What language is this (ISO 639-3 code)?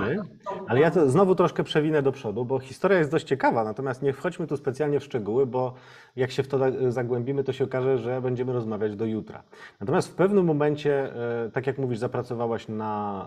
pol